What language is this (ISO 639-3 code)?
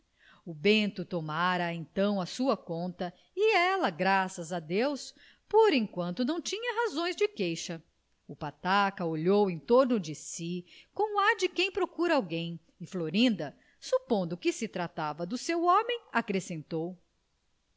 por